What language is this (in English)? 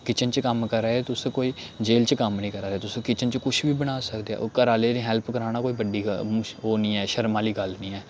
Dogri